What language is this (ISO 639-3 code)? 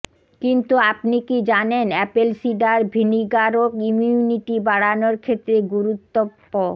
ben